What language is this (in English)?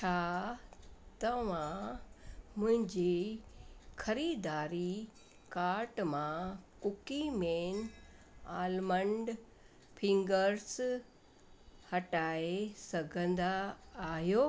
Sindhi